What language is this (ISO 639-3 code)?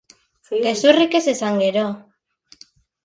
eus